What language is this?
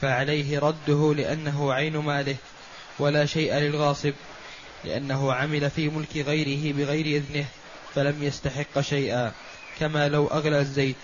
Arabic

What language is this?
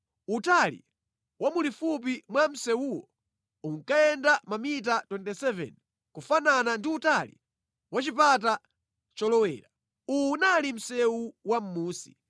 Nyanja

